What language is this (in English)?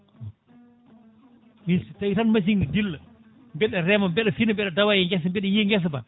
Fula